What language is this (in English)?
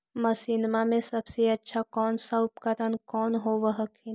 Magahi